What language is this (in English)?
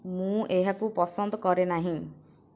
Odia